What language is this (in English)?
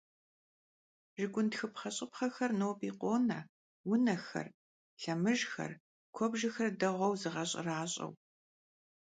Kabardian